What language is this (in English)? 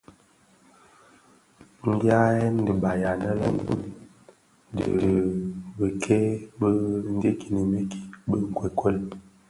Bafia